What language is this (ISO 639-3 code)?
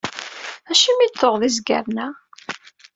kab